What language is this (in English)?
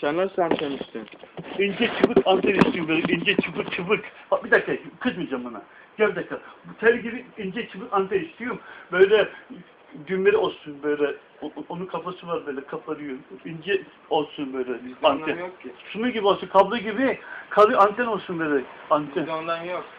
Turkish